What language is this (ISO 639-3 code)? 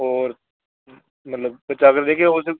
hin